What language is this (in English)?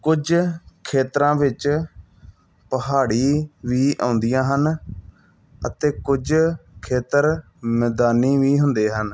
Punjabi